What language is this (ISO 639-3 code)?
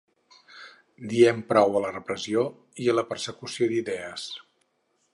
cat